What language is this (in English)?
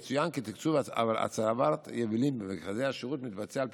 Hebrew